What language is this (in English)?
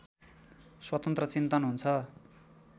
Nepali